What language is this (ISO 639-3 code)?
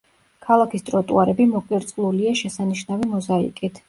kat